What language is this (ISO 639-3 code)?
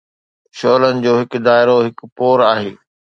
snd